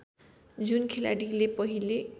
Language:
Nepali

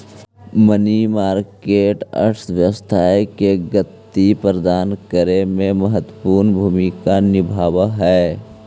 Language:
Magahi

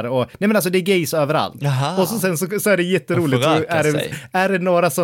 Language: Swedish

